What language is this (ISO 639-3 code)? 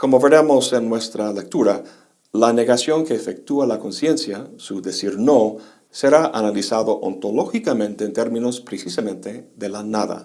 spa